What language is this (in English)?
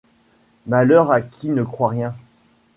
French